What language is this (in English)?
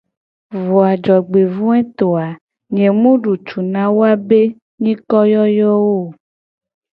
Gen